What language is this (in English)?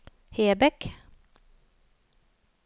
Norwegian